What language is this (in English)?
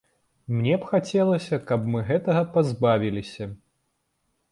Belarusian